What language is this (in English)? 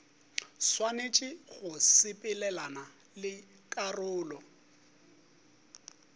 Northern Sotho